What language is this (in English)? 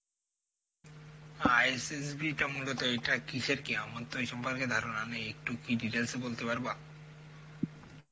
Bangla